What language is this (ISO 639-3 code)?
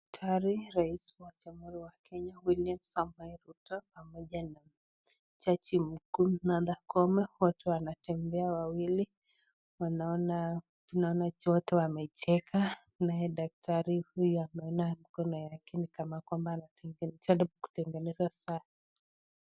swa